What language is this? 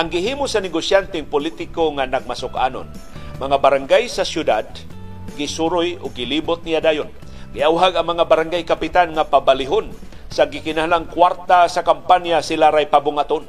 Filipino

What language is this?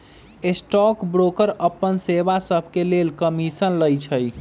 Magahi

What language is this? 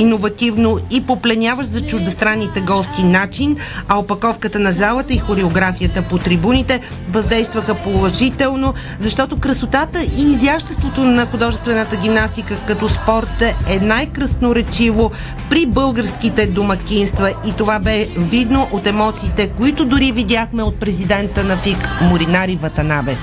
Bulgarian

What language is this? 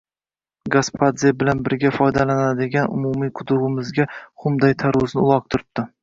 Uzbek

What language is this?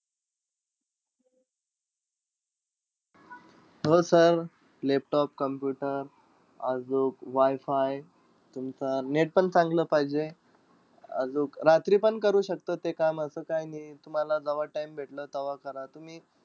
Marathi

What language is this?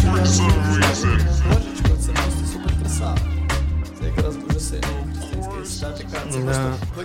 Ukrainian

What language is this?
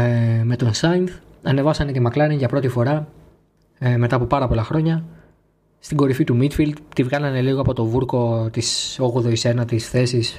Greek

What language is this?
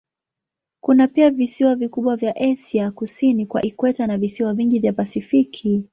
Swahili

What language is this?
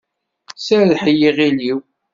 Kabyle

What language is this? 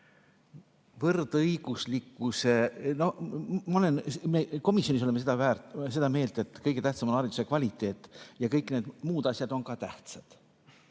Estonian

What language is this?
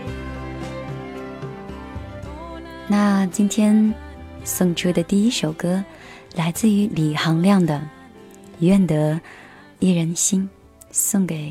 Chinese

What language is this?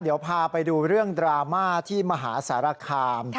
Thai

